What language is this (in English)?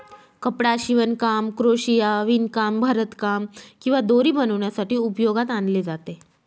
Marathi